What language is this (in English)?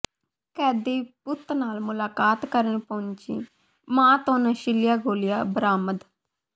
Punjabi